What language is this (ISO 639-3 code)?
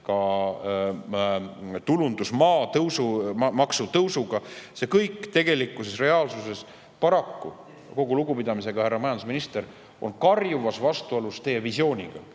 est